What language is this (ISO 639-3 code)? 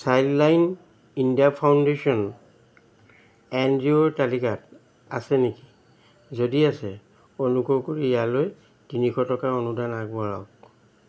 asm